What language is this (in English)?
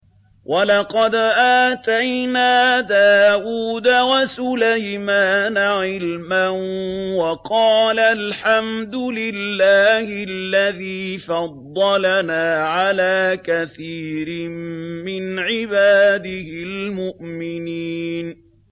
Arabic